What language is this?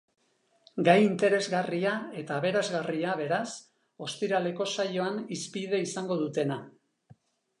Basque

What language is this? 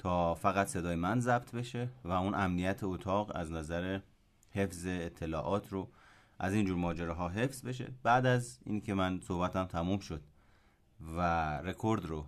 Persian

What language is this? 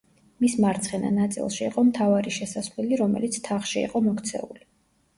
Georgian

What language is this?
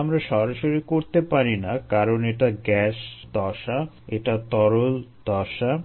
Bangla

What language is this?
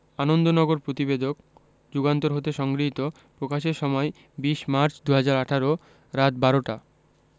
Bangla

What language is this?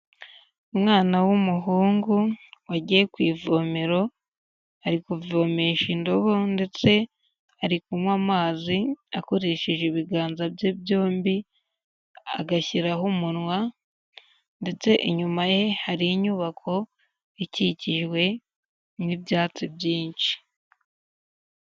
Kinyarwanda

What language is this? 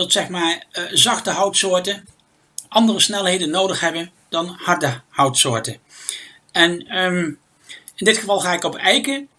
Dutch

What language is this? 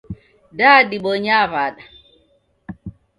Taita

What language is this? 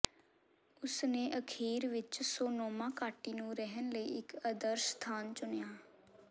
Punjabi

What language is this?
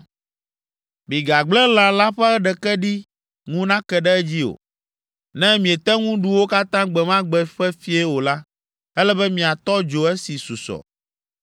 Ewe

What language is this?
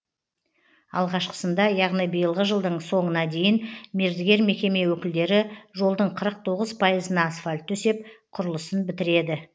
Kazakh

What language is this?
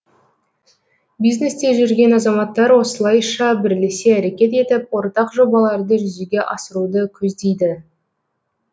Kazakh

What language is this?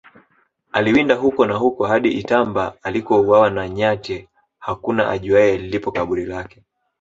Swahili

